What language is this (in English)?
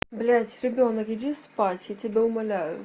Russian